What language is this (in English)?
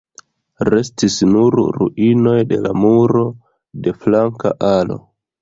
Esperanto